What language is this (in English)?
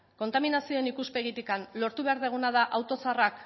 Basque